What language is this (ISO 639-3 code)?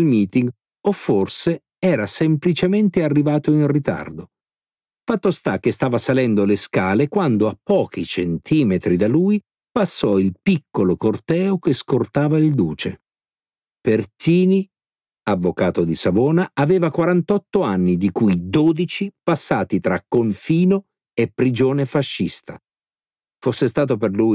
ita